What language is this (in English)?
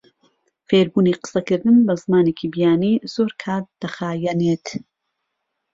Central Kurdish